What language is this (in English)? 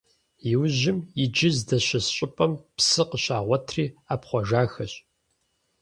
Kabardian